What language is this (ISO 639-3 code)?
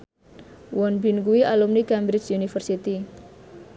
jav